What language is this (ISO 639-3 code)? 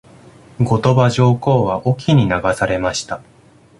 jpn